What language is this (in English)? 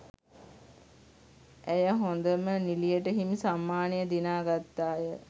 Sinhala